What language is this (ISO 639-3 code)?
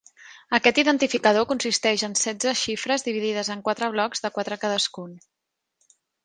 cat